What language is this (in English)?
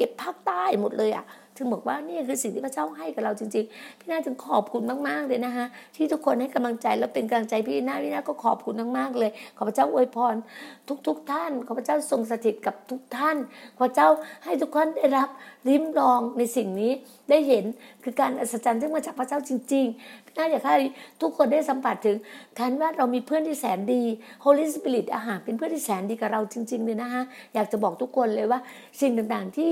Thai